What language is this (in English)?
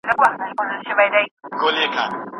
Pashto